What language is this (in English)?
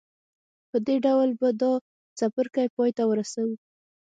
Pashto